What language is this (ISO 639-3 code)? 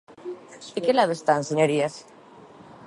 glg